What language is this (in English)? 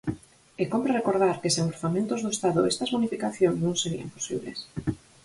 Galician